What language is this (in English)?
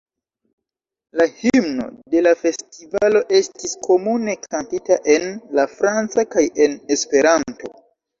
Esperanto